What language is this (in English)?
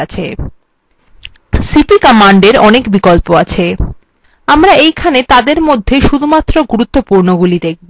Bangla